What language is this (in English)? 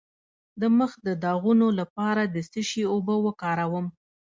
Pashto